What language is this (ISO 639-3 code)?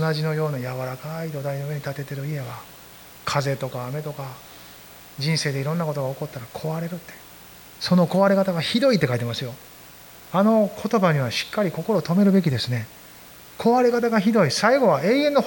jpn